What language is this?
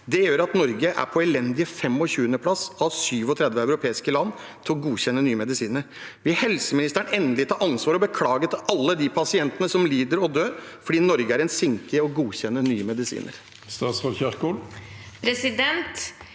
Norwegian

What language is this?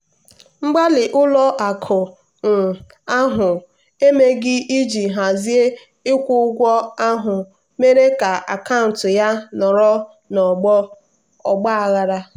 Igbo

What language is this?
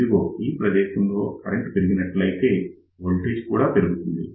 Telugu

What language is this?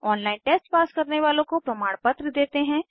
Hindi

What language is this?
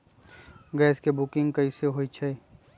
Magahi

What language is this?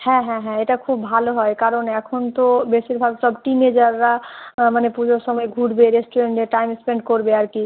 Bangla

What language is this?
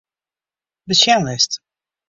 Western Frisian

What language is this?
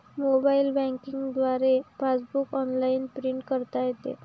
Marathi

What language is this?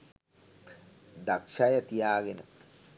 Sinhala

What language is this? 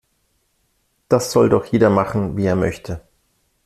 German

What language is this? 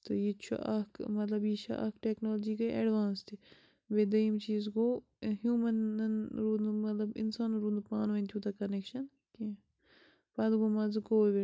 Kashmiri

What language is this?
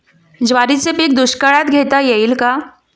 Marathi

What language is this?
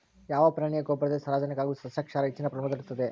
Kannada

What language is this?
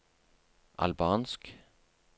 Norwegian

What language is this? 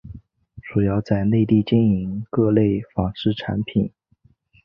Chinese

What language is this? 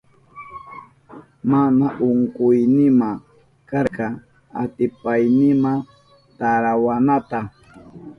Southern Pastaza Quechua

